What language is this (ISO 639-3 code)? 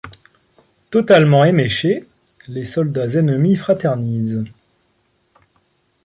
fra